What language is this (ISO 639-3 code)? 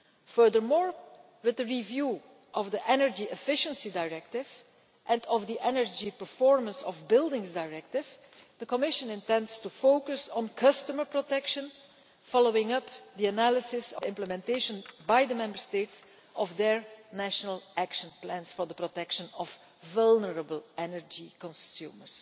eng